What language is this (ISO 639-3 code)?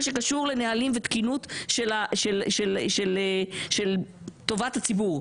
heb